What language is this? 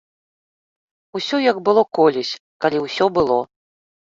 Belarusian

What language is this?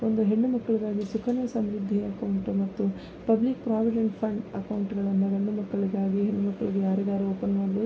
Kannada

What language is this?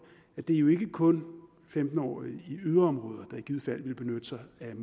Danish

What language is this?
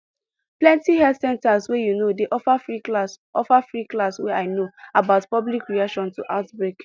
Nigerian Pidgin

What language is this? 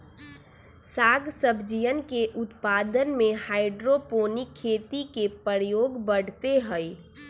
Magahi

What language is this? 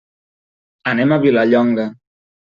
Catalan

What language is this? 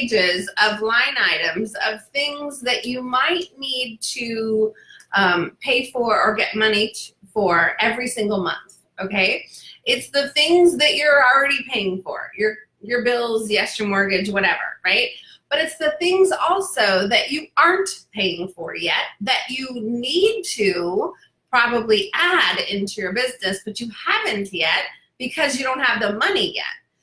English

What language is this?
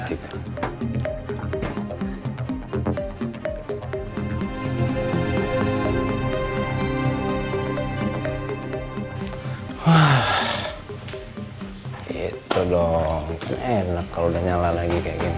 Indonesian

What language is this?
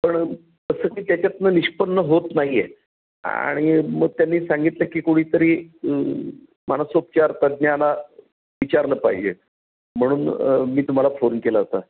Marathi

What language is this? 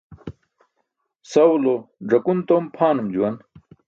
Burushaski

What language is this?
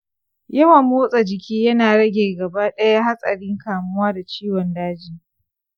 Hausa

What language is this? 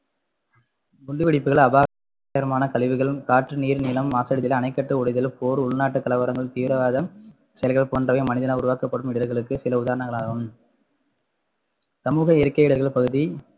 Tamil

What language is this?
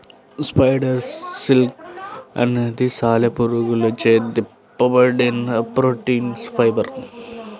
Telugu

